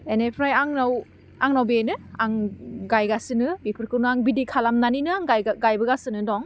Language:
Bodo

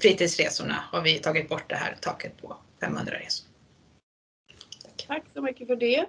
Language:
Swedish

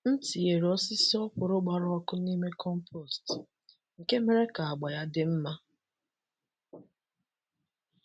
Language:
Igbo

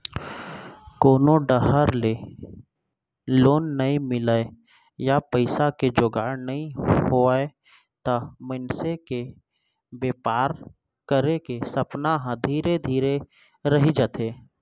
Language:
Chhattisgarhi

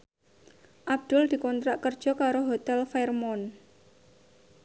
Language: Javanese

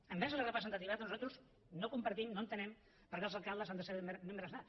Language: Catalan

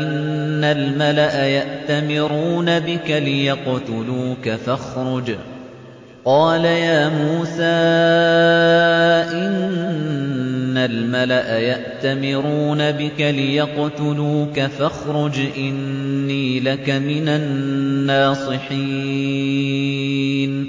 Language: Arabic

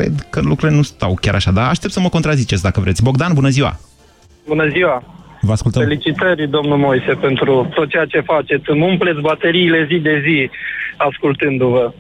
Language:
Romanian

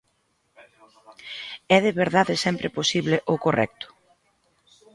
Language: Galician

